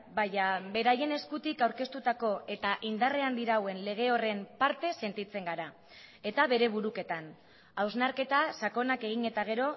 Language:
Basque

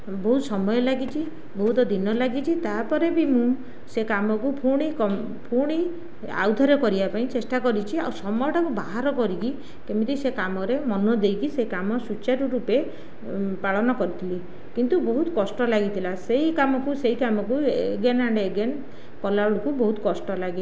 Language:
Odia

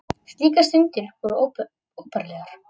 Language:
Icelandic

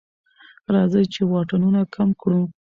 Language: Pashto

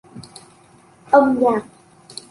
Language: Vietnamese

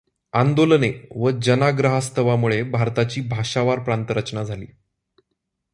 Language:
Marathi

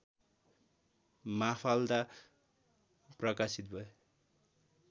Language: Nepali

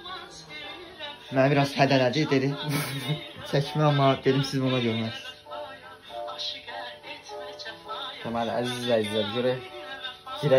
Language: Turkish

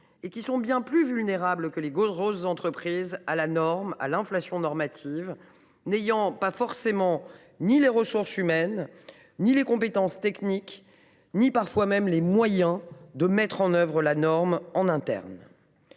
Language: French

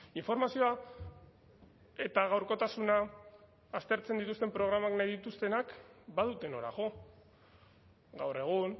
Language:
Basque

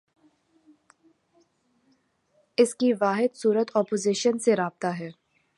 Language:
Urdu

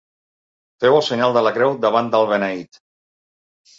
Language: Catalan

